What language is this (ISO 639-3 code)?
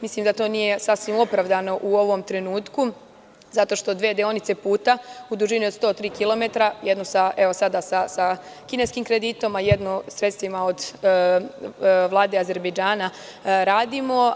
srp